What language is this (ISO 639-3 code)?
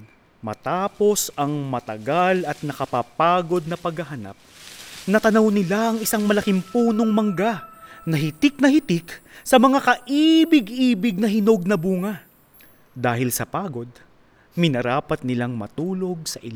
fil